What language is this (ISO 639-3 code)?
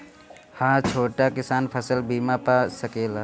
bho